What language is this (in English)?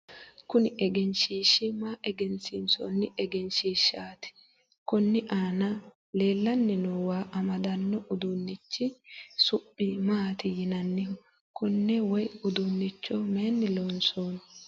Sidamo